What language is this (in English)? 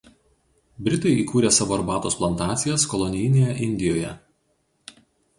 Lithuanian